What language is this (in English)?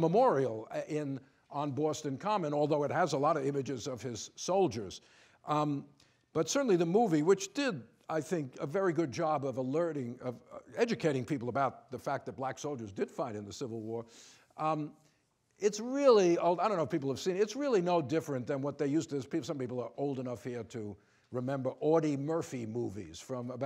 English